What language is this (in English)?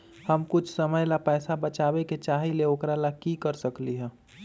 Magahi